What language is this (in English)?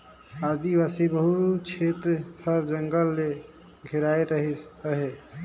Chhattisgarhi